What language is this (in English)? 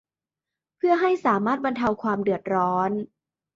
Thai